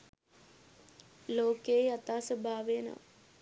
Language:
Sinhala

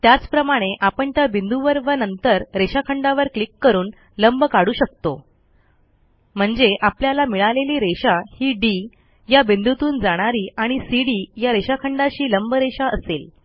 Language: Marathi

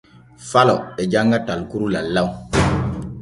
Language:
Borgu Fulfulde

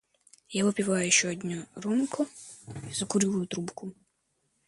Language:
Russian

